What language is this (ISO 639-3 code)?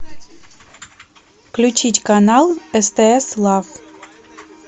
rus